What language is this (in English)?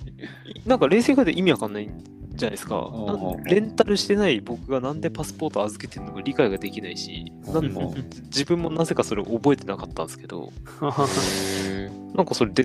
Japanese